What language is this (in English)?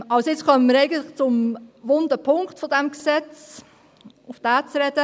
Swiss German